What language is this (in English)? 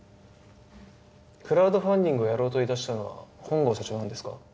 Japanese